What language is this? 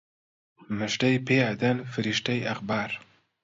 Central Kurdish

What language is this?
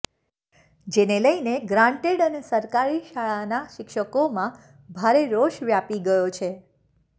Gujarati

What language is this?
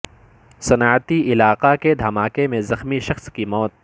Urdu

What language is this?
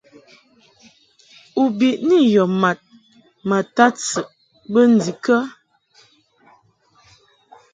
Mungaka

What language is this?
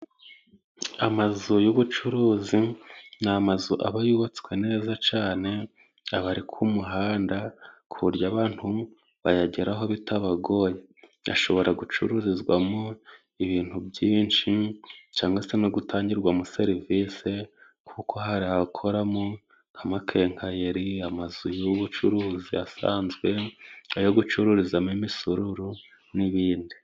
Kinyarwanda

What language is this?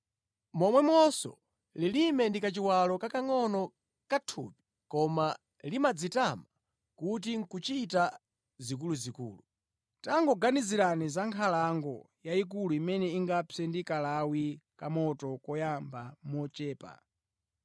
Nyanja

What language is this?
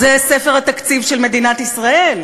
Hebrew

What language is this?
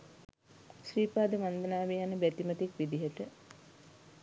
Sinhala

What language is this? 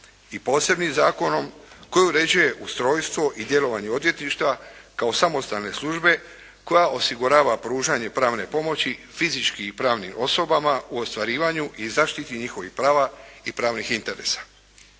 Croatian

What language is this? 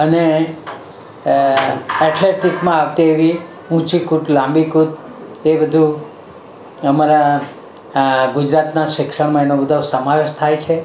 Gujarati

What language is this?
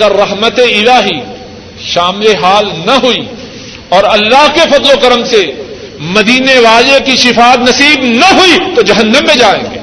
Urdu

